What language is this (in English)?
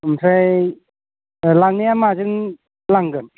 Bodo